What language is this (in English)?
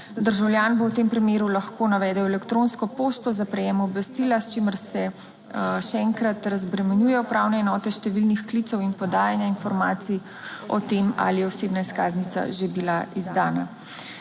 Slovenian